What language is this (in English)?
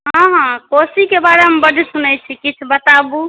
Maithili